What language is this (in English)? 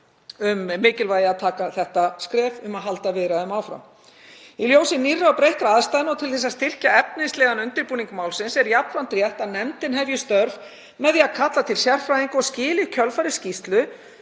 Icelandic